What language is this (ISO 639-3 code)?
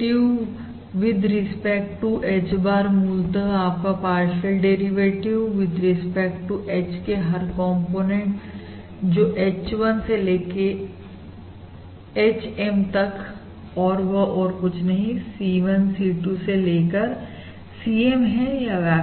hin